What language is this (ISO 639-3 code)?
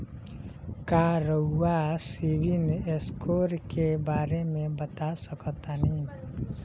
bho